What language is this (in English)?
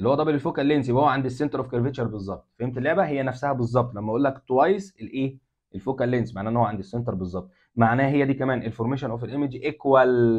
Arabic